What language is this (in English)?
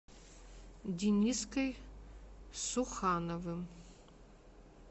Russian